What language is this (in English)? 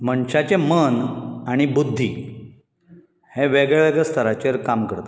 Konkani